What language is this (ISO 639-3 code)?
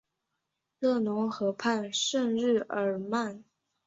zho